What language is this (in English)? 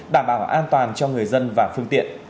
Vietnamese